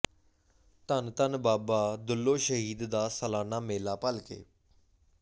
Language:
Punjabi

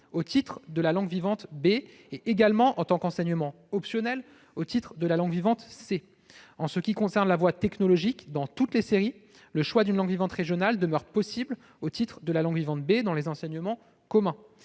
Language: French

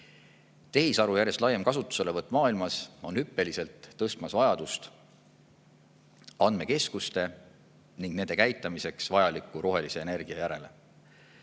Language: Estonian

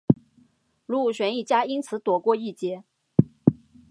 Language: Chinese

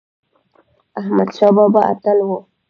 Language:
Pashto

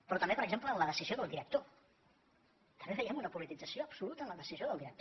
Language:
Catalan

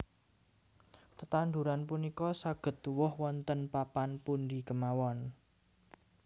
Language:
Javanese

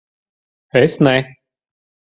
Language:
Latvian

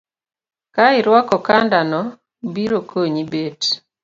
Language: Luo (Kenya and Tanzania)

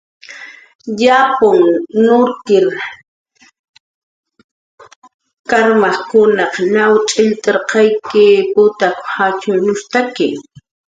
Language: Jaqaru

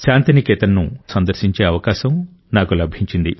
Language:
Telugu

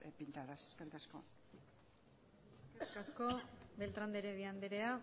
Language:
Basque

